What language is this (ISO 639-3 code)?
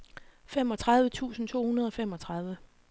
dan